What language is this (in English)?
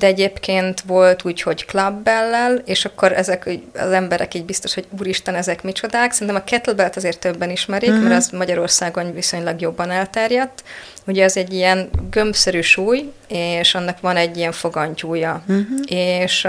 Hungarian